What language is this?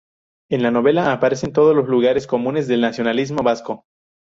Spanish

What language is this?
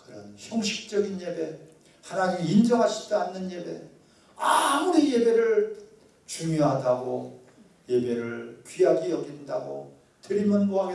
Korean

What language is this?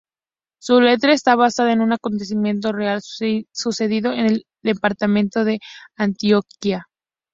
Spanish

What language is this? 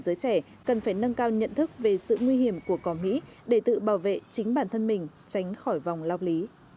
Vietnamese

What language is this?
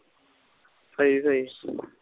Punjabi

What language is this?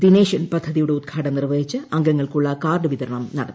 Malayalam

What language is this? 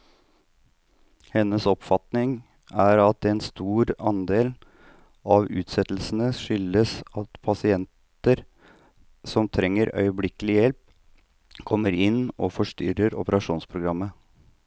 Norwegian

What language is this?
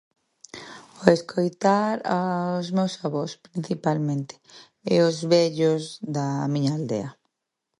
Galician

